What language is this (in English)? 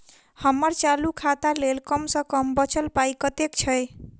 Maithili